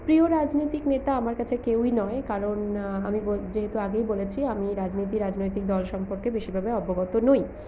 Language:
Bangla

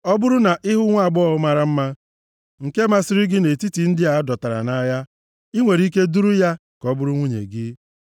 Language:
Igbo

